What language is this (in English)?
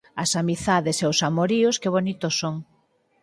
Galician